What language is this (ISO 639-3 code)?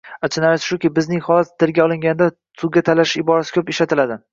uzb